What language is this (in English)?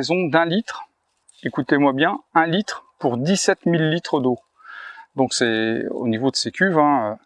French